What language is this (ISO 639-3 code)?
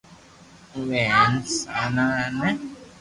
lrk